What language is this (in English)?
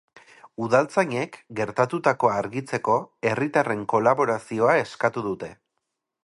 Basque